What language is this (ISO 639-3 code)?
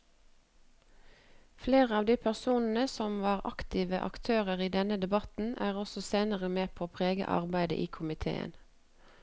nor